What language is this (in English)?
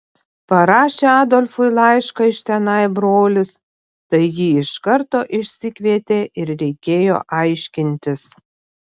Lithuanian